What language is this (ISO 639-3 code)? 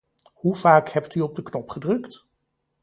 nld